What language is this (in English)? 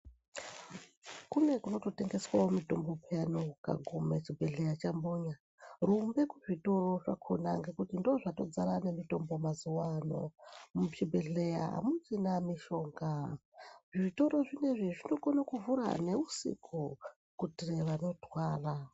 Ndau